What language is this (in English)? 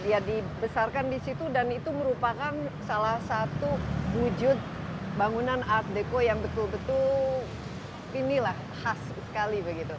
Indonesian